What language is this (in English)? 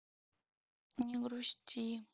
Russian